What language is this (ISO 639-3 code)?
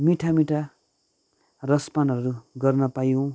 nep